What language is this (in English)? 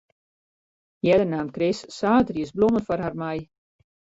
Western Frisian